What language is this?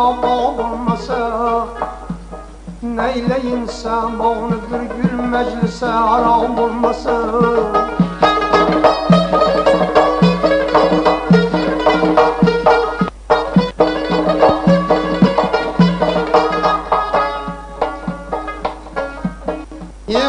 Uzbek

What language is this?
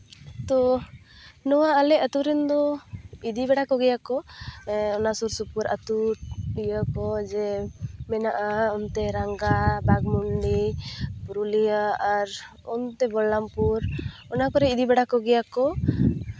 Santali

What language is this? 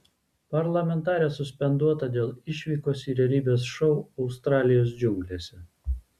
Lithuanian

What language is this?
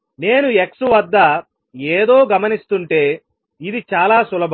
Telugu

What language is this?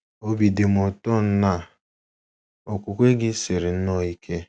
Igbo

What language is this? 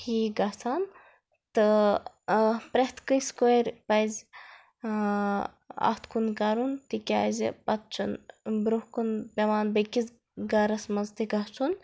Kashmiri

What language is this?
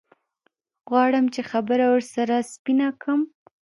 Pashto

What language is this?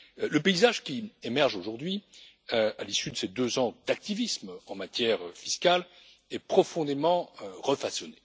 French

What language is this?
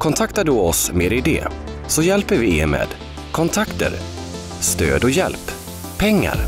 Swedish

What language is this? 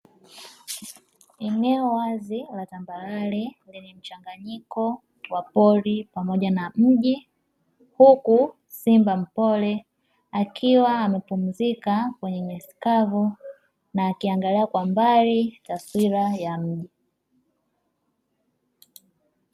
Swahili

